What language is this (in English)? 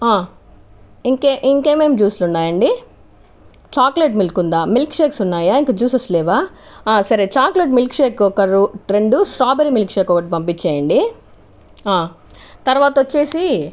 Telugu